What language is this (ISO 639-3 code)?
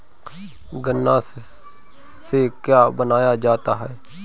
bho